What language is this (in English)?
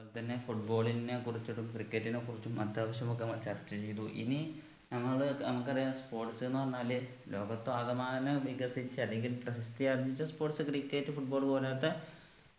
Malayalam